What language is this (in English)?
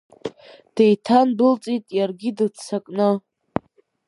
Abkhazian